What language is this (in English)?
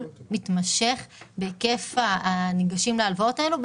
Hebrew